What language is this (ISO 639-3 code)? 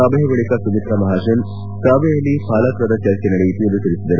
kan